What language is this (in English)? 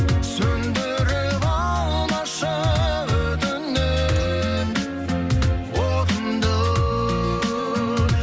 Kazakh